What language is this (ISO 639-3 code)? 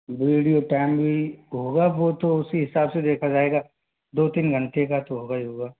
hin